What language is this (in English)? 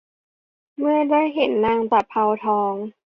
Thai